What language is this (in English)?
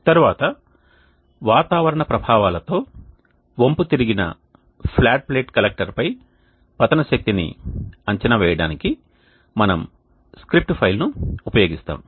Telugu